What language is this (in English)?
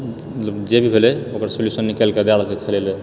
Maithili